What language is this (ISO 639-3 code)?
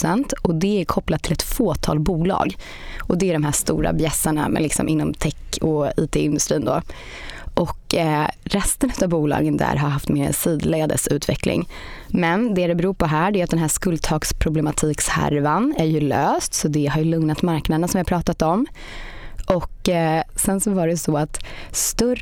swe